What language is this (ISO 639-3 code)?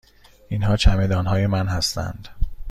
fas